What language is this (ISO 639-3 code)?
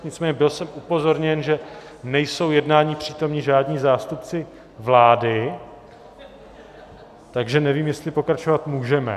ces